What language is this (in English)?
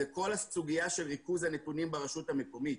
Hebrew